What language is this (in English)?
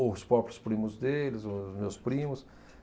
Portuguese